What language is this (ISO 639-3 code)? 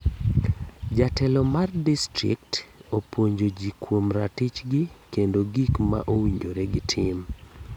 luo